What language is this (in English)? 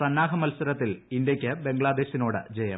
Malayalam